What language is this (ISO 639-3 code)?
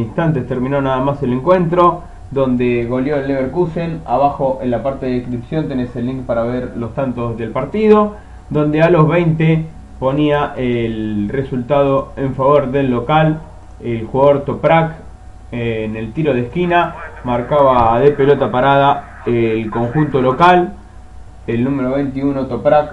spa